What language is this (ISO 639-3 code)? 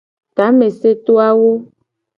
gej